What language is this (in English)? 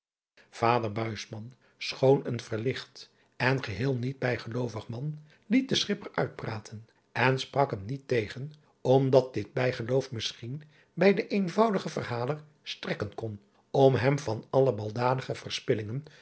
Dutch